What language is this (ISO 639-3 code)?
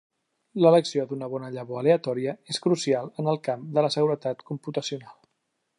cat